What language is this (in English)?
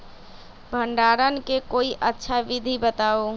Magahi